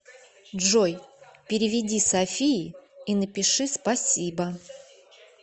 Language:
Russian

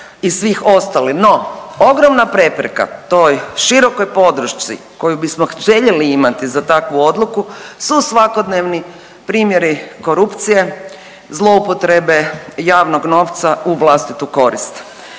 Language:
Croatian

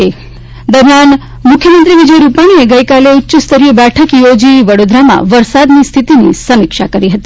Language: Gujarati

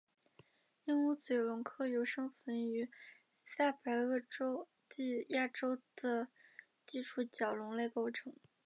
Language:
Chinese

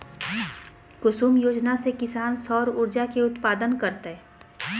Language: Magahi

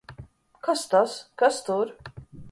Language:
Latvian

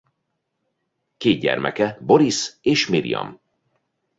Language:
Hungarian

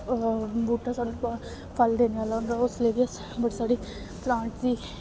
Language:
Dogri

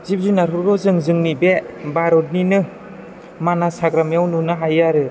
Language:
Bodo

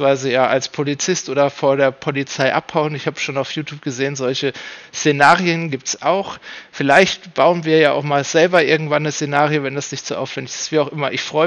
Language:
German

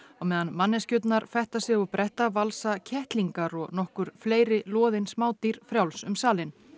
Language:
Icelandic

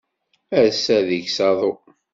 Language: Kabyle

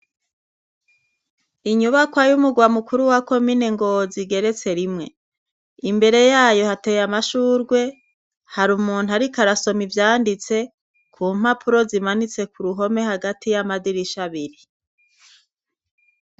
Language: Rundi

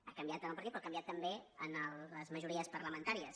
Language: Catalan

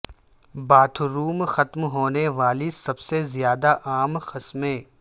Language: Urdu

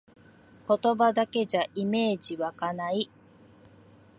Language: Japanese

